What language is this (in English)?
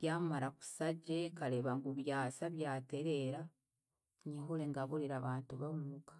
Chiga